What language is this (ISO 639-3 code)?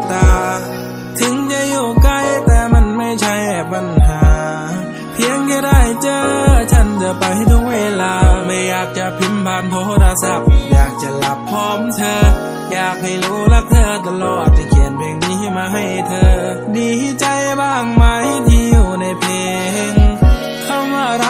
tha